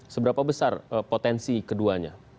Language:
Indonesian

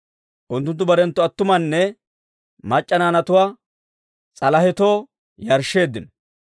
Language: Dawro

